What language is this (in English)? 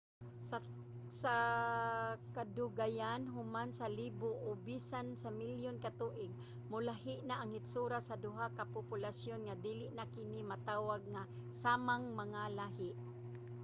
Cebuano